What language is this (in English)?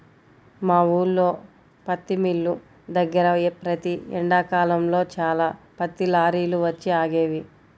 Telugu